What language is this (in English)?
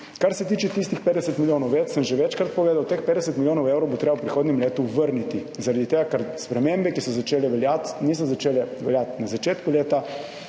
Slovenian